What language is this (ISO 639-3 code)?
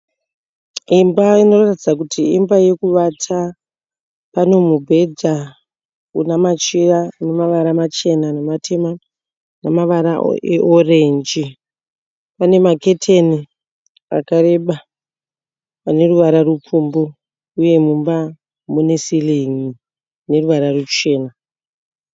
sna